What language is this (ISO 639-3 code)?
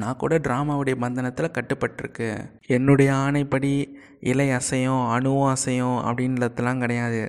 tam